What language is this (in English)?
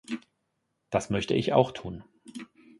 German